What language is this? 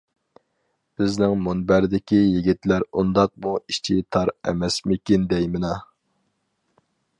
Uyghur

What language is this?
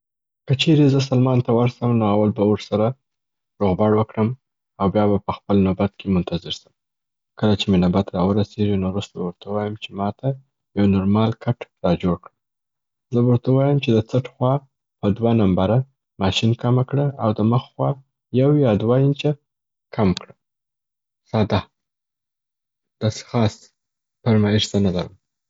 Southern Pashto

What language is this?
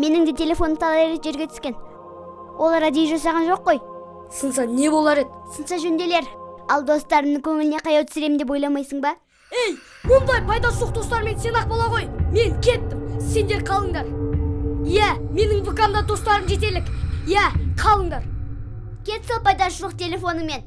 Turkish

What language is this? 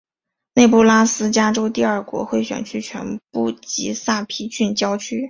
Chinese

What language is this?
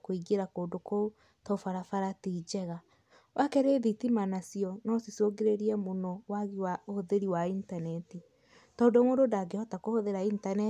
Kikuyu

